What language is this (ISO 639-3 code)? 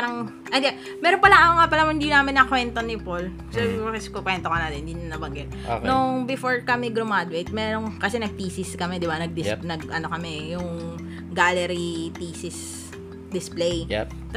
fil